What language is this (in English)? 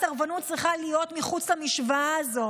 Hebrew